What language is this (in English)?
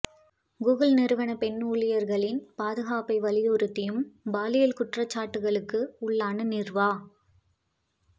Tamil